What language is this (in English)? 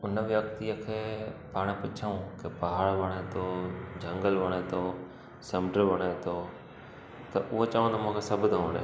Sindhi